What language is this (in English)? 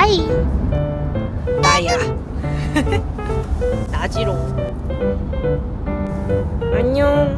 Korean